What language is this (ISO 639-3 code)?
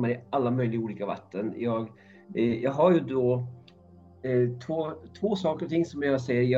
swe